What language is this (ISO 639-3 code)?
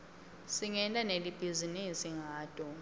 ssw